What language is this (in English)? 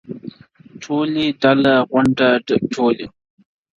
Pashto